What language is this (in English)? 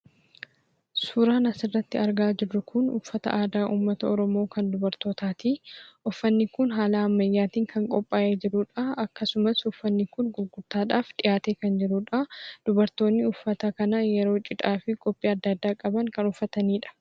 Oromo